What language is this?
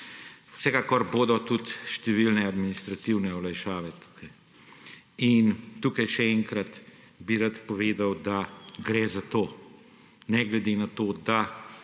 Slovenian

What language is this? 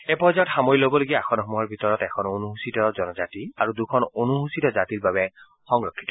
Assamese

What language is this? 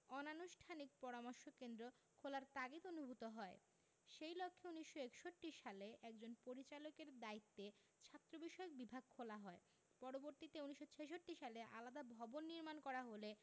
Bangla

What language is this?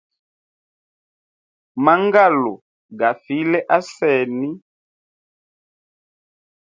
Hemba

